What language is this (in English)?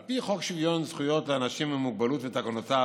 Hebrew